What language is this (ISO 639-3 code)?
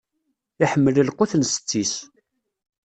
kab